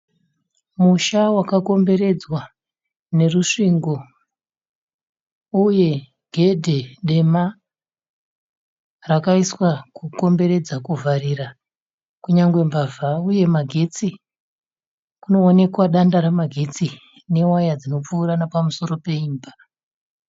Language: Shona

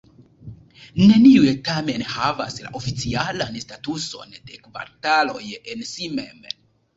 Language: Esperanto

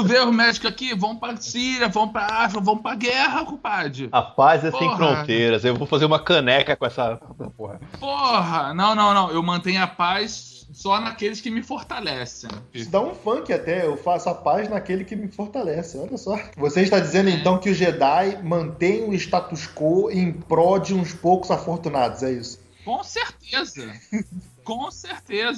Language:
Portuguese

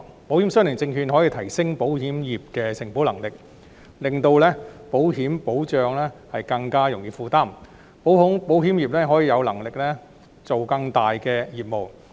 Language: Cantonese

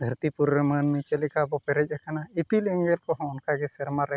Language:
Santali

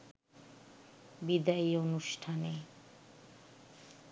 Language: Bangla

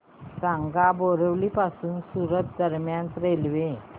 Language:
Marathi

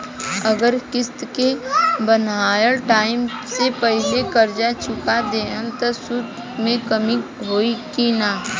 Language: Bhojpuri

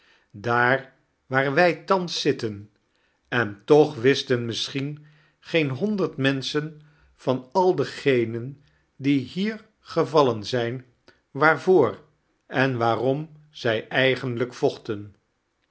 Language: Dutch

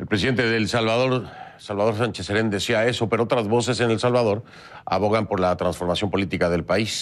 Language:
Spanish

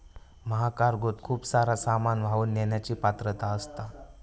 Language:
Marathi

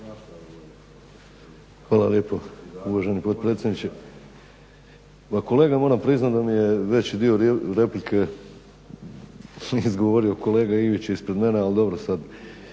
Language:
Croatian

